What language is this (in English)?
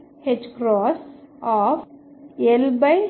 Telugu